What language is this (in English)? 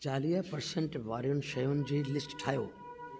Sindhi